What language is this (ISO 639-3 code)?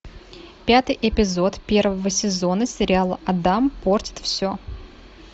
rus